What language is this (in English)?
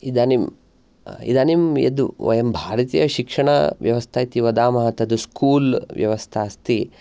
Sanskrit